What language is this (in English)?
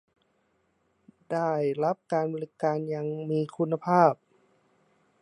Thai